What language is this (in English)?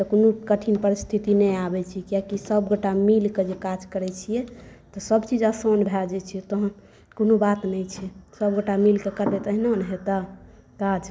Maithili